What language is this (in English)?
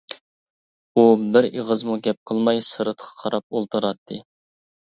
Uyghur